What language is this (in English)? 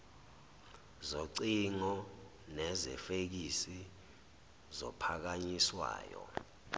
Zulu